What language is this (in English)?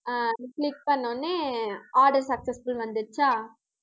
Tamil